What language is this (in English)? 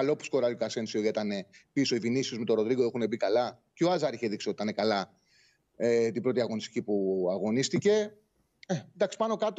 Greek